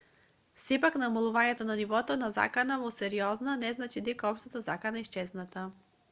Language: Macedonian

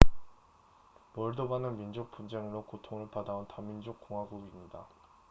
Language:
Korean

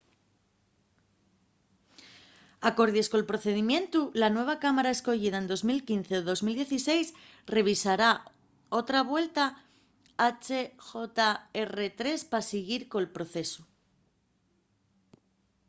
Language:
Asturian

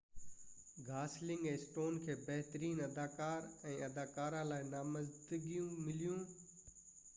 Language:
Sindhi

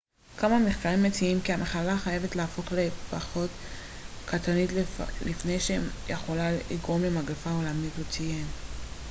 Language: Hebrew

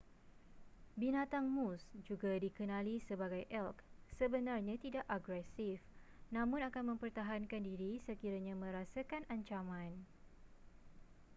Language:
Malay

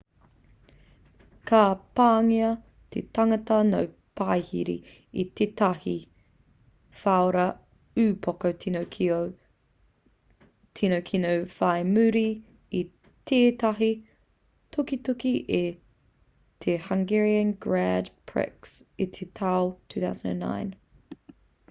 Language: Māori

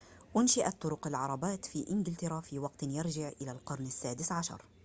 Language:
Arabic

